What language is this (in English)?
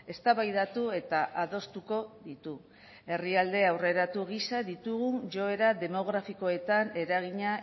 Basque